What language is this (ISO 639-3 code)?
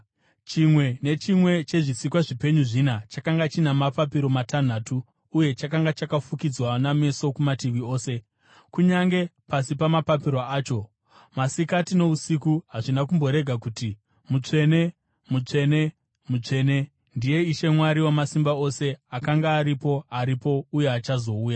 sna